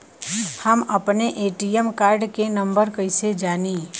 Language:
Bhojpuri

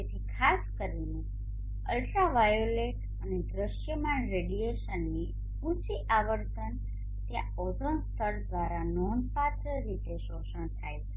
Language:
Gujarati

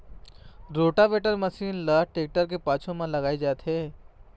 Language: Chhattisgarhi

